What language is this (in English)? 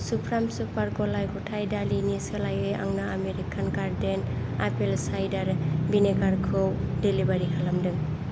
Bodo